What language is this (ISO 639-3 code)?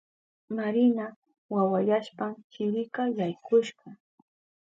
qup